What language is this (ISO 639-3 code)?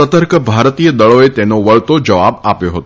guj